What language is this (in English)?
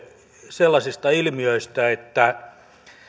Finnish